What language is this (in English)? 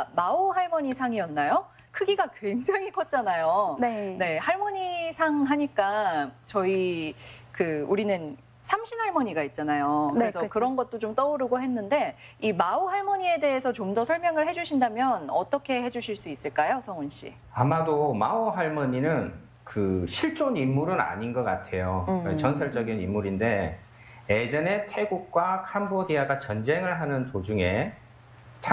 Korean